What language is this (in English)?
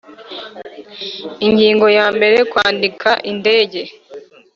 Kinyarwanda